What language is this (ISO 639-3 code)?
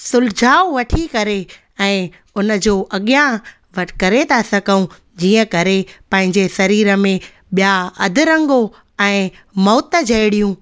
snd